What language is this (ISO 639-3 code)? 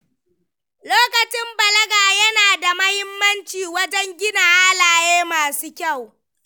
hau